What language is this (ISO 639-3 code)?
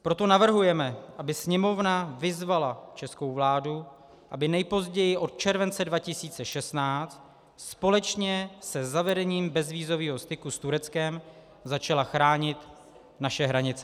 ces